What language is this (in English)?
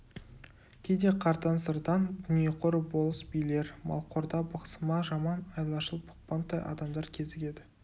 Kazakh